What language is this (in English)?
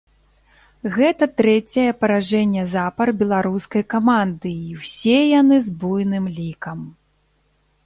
Belarusian